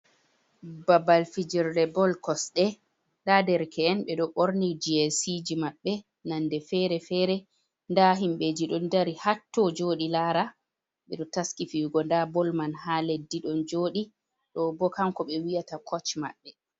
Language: Fula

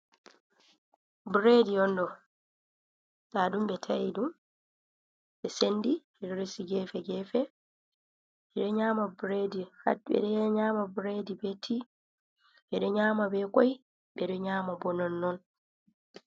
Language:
Fula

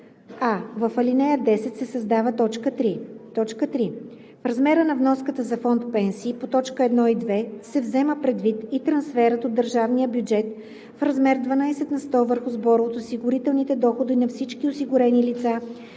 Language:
Bulgarian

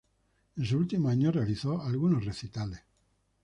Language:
Spanish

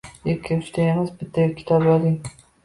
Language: Uzbek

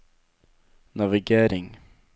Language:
Norwegian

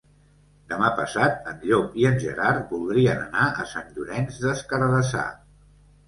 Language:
Catalan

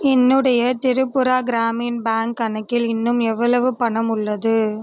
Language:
Tamil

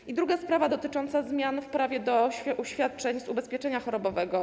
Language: Polish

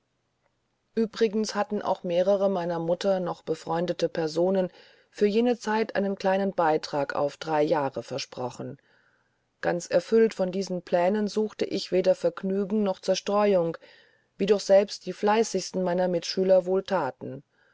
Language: German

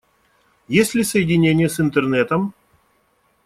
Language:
Russian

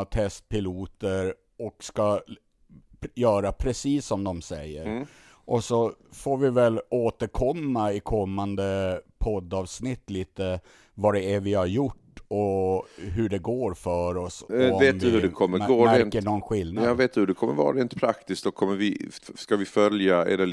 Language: Swedish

